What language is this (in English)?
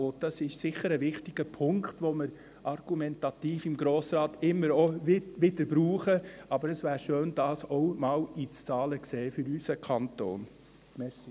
Swiss German